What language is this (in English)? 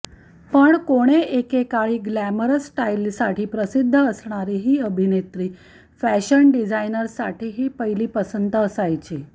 Marathi